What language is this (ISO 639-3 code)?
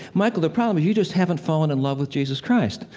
eng